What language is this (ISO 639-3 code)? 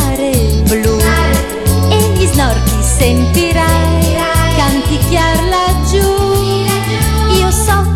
ita